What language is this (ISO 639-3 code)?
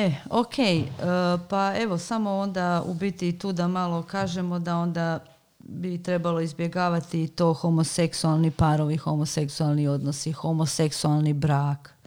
hrv